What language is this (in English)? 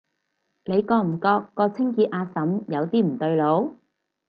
Cantonese